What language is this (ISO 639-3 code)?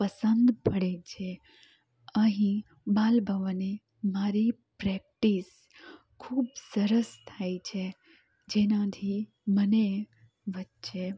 guj